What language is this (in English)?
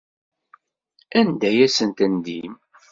Kabyle